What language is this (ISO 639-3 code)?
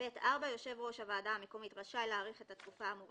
heb